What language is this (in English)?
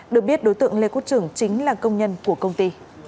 Vietnamese